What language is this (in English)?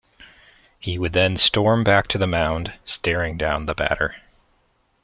English